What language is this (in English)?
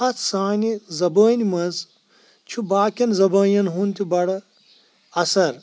Kashmiri